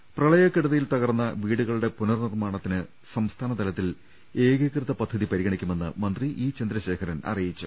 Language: Malayalam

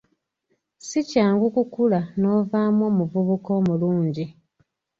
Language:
Ganda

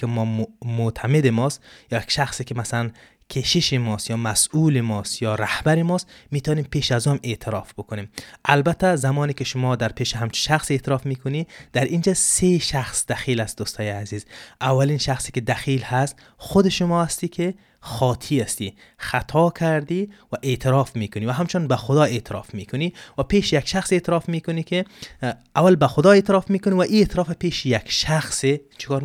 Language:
Persian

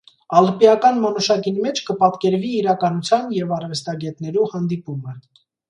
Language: Armenian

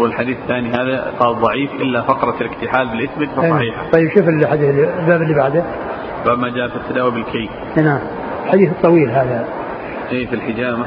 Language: Arabic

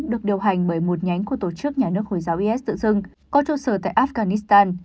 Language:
Vietnamese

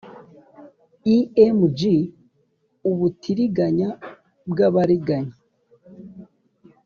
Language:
Kinyarwanda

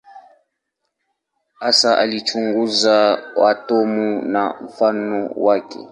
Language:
Swahili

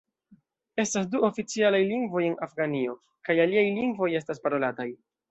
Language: Esperanto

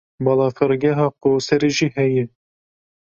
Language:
Kurdish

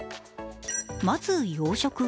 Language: Japanese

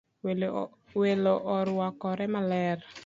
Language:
Luo (Kenya and Tanzania)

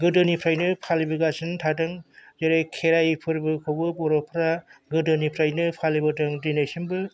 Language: Bodo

